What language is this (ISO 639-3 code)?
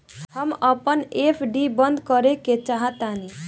bho